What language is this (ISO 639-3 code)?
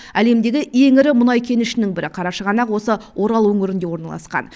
kaz